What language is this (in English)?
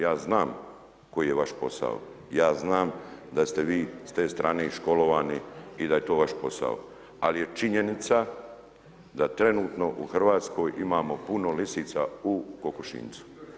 Croatian